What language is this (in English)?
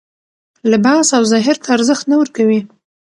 Pashto